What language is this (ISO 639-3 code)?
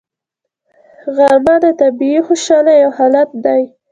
pus